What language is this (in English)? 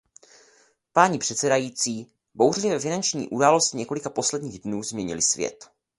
Czech